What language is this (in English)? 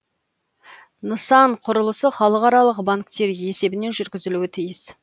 Kazakh